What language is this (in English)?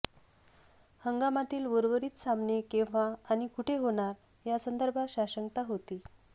Marathi